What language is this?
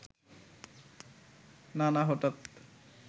Bangla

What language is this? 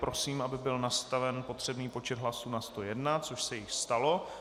Czech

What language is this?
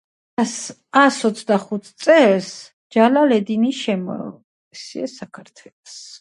Georgian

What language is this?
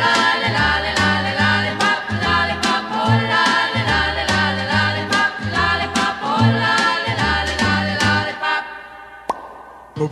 Greek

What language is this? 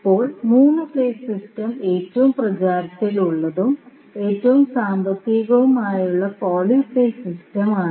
Malayalam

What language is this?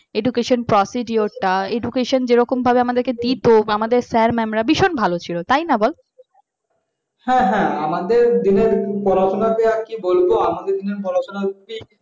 Bangla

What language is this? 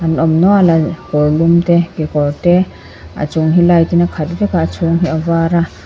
Mizo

